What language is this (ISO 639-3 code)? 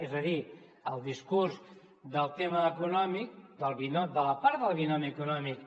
cat